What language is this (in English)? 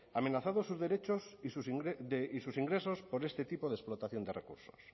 Spanish